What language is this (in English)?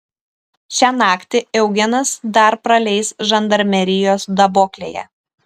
Lithuanian